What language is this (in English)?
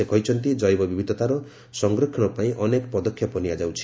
Odia